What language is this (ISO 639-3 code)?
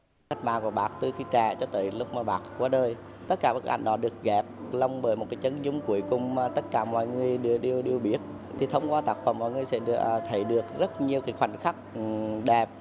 vie